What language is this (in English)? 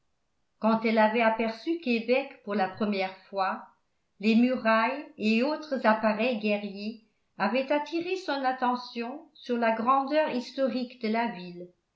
French